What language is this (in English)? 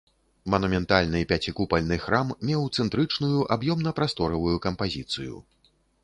Belarusian